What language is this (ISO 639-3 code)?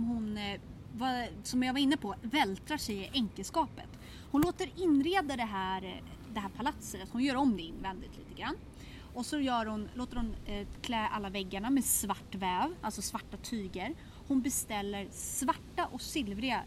swe